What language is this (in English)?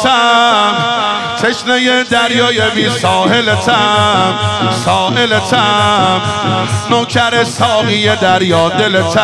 Persian